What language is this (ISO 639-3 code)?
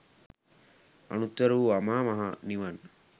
sin